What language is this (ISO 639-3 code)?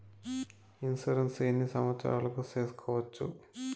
tel